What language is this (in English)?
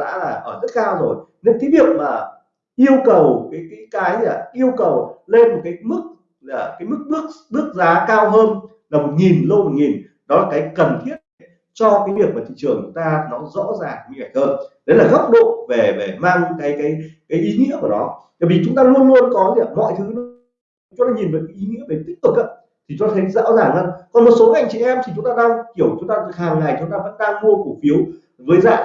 Vietnamese